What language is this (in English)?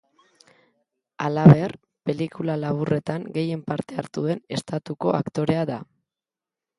Basque